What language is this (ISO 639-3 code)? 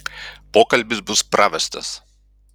lit